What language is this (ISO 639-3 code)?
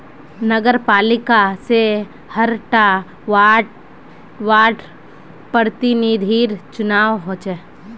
mag